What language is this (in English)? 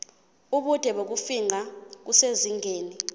Zulu